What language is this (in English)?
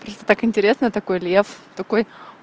Russian